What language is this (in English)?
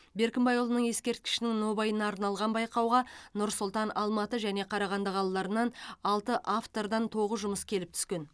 Kazakh